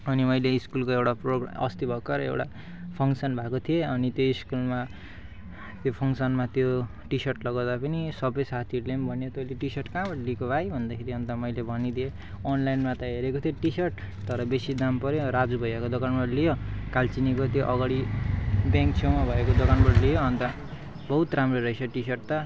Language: Nepali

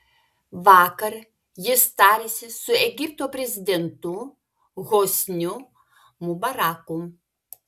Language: Lithuanian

